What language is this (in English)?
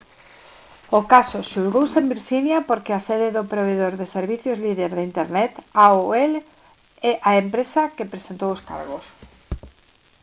Galician